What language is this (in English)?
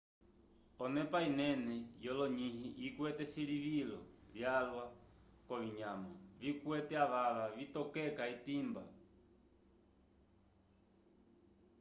Umbundu